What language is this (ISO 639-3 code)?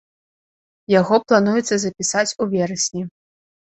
bel